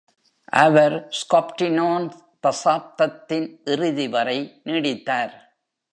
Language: Tamil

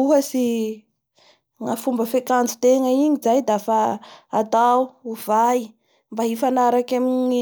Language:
Bara Malagasy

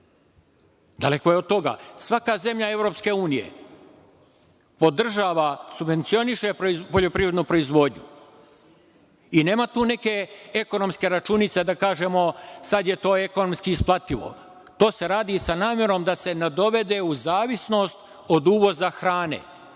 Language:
Serbian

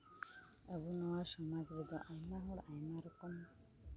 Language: Santali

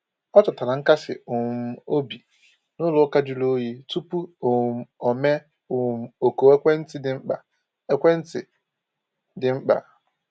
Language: Igbo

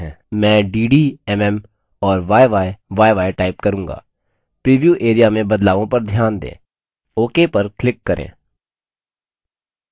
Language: Hindi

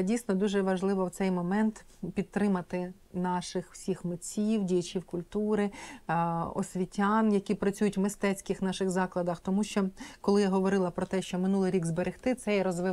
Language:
Ukrainian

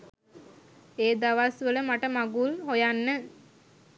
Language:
Sinhala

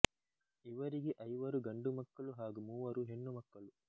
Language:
Kannada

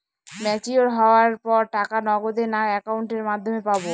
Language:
Bangla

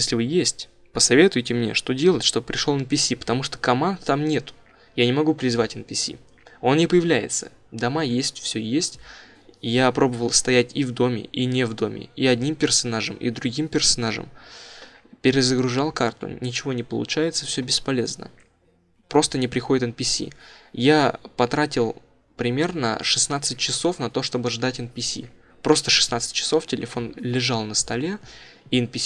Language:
Russian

